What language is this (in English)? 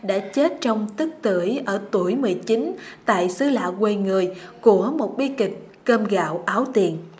Vietnamese